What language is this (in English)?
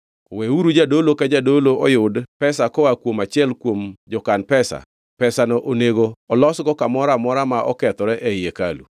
Luo (Kenya and Tanzania)